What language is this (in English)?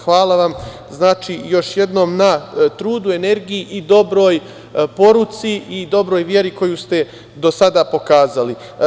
Serbian